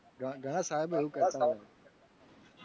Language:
Gujarati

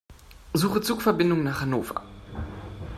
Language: German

